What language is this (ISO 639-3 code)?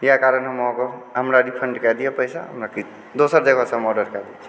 mai